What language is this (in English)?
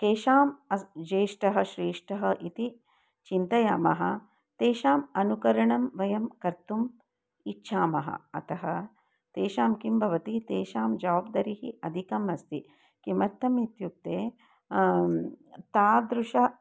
Sanskrit